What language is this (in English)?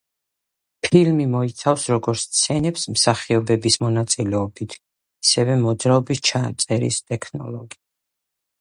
Georgian